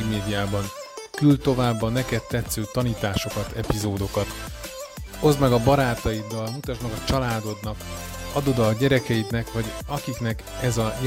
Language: Hungarian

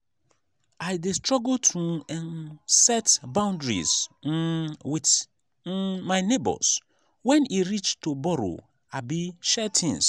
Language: Nigerian Pidgin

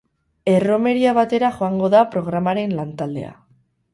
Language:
Basque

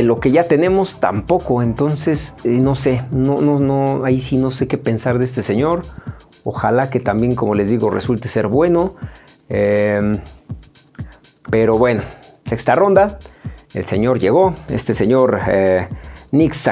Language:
Spanish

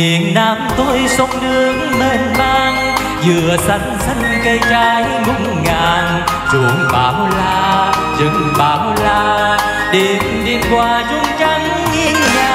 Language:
Vietnamese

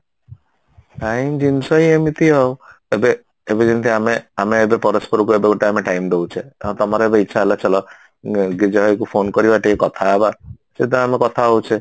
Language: Odia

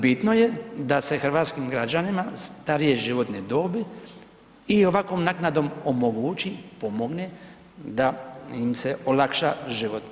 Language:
Croatian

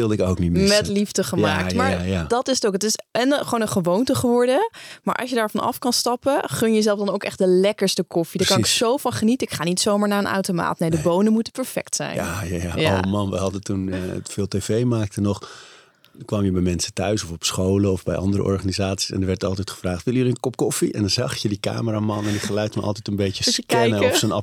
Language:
Dutch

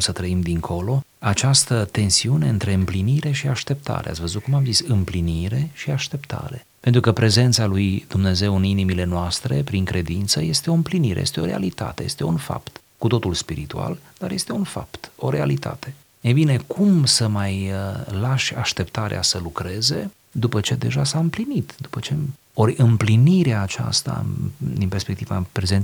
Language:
Romanian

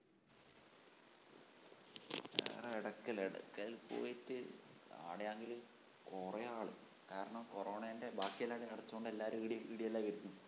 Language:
Malayalam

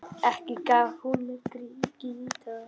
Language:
Icelandic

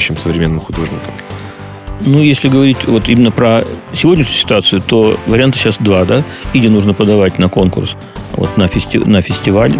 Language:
Russian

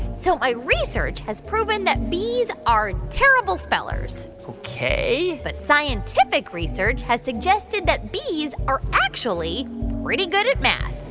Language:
English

